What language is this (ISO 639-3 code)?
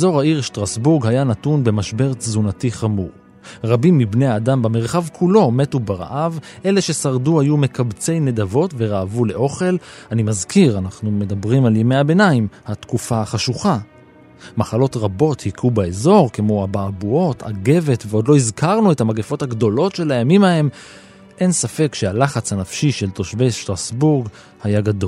heb